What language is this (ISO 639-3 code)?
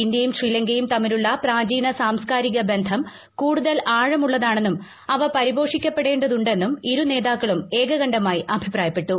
mal